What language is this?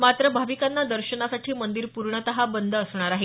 Marathi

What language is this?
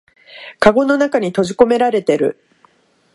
Japanese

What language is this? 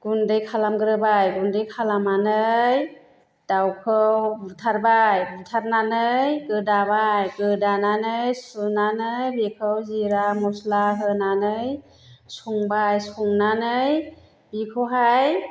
Bodo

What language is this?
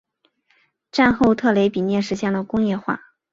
Chinese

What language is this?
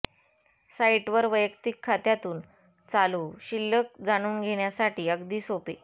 Marathi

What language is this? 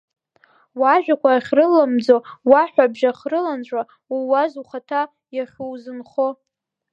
Abkhazian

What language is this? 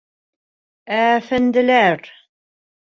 Bashkir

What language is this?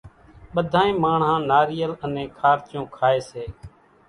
Kachi Koli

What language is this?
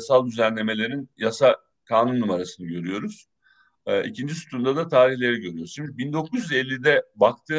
Turkish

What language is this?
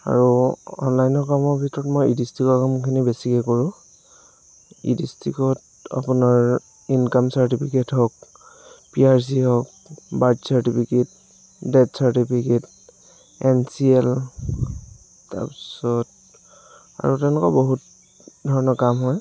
Assamese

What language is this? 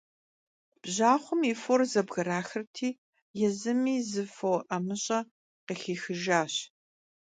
Kabardian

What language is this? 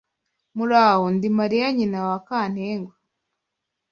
Kinyarwanda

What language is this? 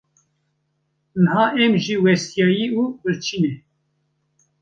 Kurdish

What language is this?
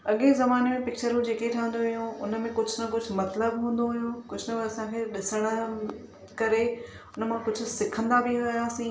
Sindhi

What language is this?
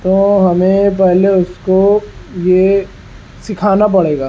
Urdu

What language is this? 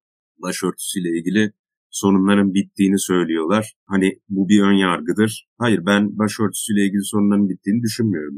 Turkish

